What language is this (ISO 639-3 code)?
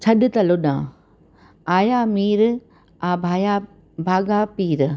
snd